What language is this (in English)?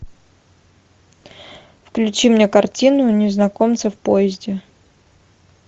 Russian